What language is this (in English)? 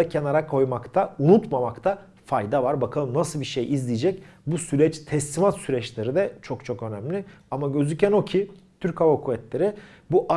Turkish